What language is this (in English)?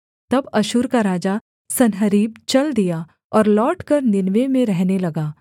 Hindi